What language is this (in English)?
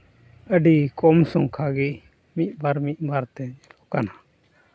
Santali